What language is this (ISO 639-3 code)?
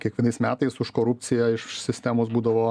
lit